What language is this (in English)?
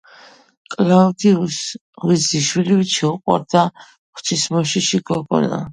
Georgian